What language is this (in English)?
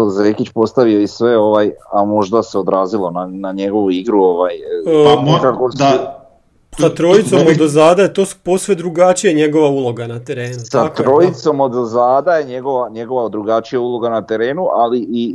Croatian